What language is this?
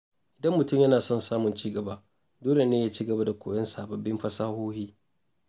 Hausa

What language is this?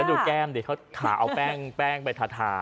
Thai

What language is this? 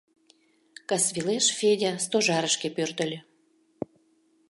Mari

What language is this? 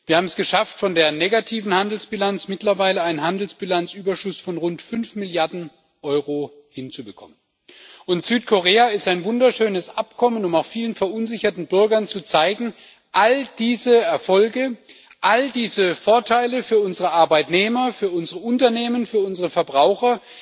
German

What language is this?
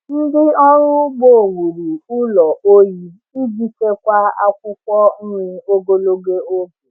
Igbo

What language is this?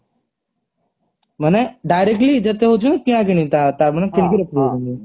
Odia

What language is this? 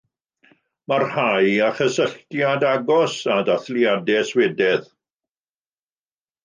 Welsh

